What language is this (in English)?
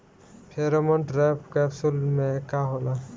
Bhojpuri